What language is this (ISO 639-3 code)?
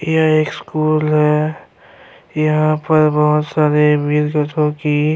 urd